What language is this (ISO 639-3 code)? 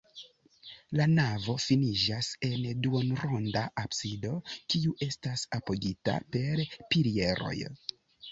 epo